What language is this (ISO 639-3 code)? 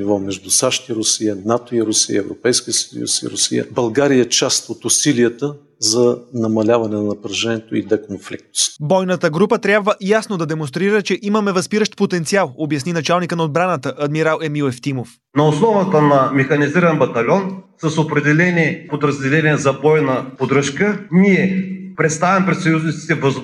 bul